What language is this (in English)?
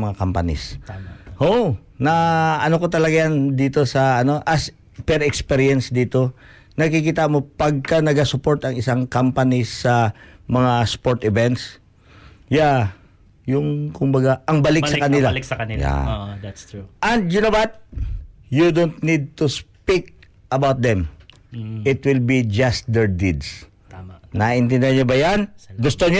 Filipino